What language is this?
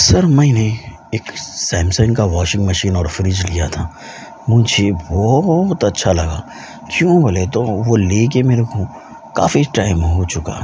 Urdu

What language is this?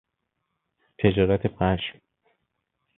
Persian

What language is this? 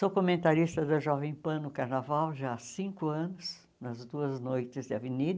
Portuguese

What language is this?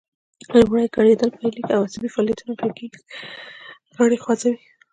Pashto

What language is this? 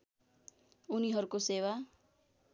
Nepali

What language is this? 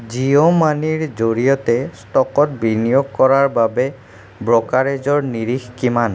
Assamese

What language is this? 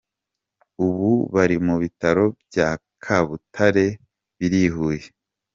Kinyarwanda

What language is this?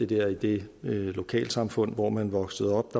Danish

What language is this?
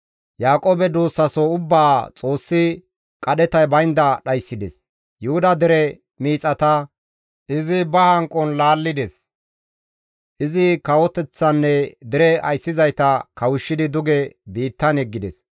Gamo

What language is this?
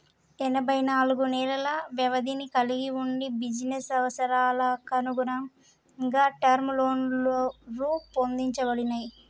Telugu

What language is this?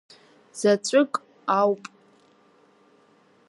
Abkhazian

